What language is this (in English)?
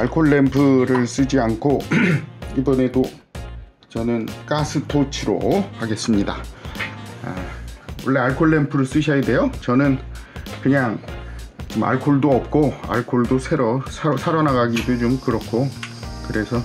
Korean